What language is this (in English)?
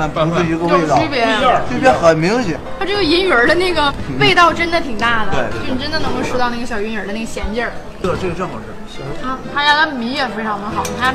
Chinese